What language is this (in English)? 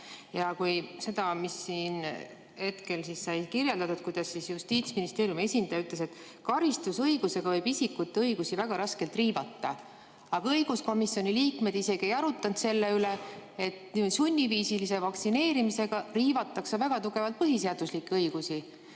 Estonian